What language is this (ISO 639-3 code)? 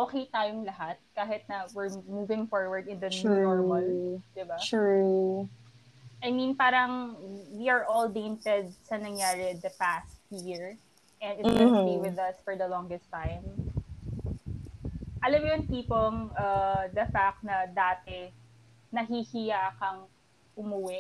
fil